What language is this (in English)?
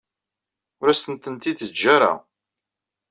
Kabyle